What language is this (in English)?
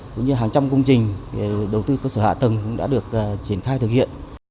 Vietnamese